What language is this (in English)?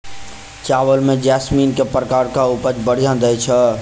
Maithili